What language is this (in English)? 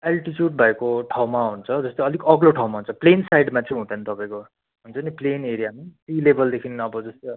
Nepali